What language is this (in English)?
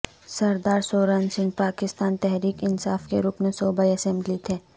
Urdu